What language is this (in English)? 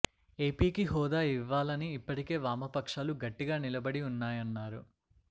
Telugu